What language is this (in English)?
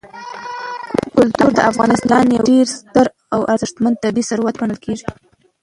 Pashto